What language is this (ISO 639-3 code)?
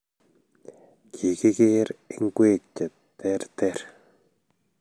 kln